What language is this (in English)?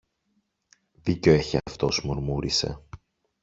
Greek